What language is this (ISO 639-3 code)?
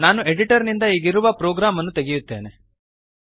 kan